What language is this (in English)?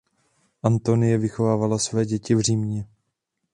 Czech